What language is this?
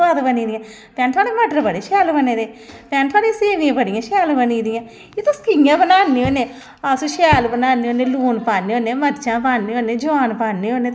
Dogri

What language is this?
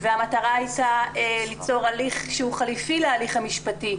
Hebrew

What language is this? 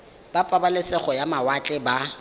Tswana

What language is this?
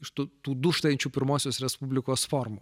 Lithuanian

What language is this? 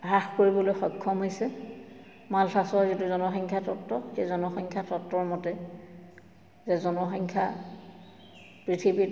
Assamese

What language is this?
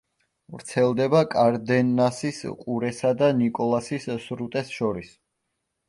Georgian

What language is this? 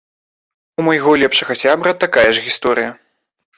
Belarusian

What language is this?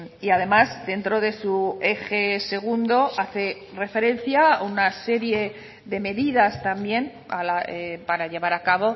Spanish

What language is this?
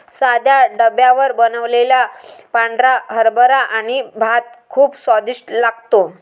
Marathi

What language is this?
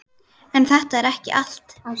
Icelandic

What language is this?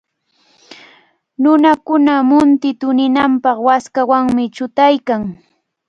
Cajatambo North Lima Quechua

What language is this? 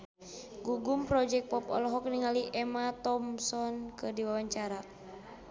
Sundanese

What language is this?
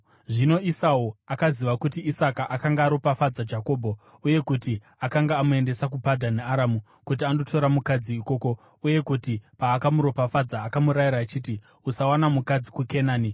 Shona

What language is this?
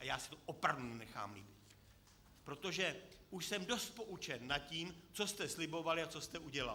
Czech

